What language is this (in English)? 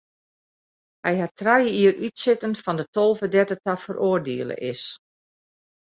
Western Frisian